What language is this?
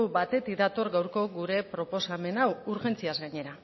Basque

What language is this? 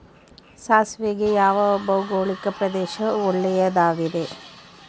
Kannada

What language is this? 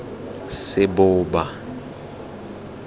Tswana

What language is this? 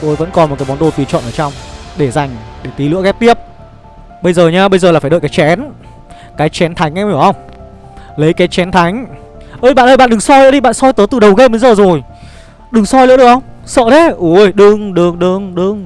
Vietnamese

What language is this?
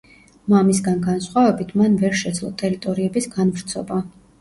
Georgian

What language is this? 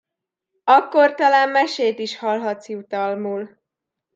Hungarian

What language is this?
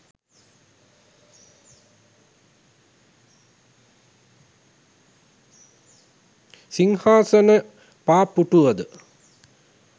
Sinhala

